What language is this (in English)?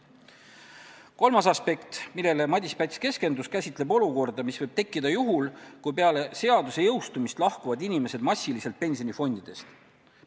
Estonian